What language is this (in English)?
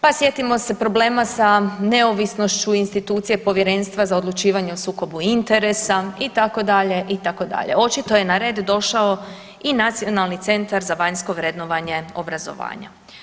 Croatian